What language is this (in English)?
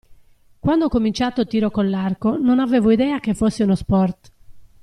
Italian